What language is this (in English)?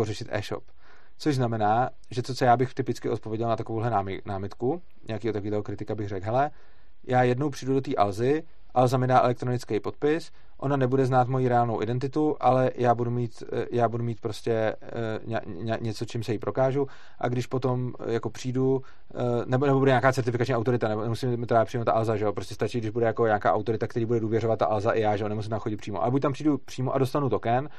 Czech